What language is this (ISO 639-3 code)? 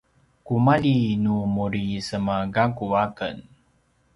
pwn